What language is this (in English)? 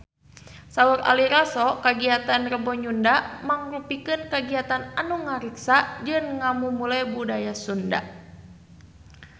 Sundanese